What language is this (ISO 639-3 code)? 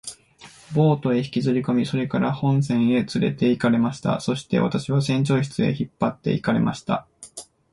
jpn